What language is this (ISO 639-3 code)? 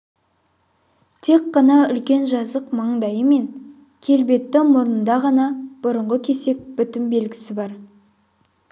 kaz